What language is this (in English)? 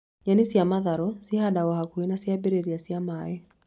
Kikuyu